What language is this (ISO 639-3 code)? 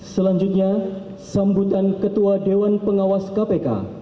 ind